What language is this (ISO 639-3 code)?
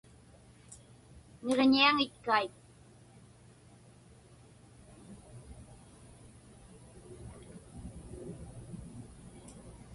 ipk